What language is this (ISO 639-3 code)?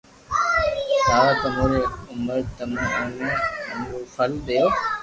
lrk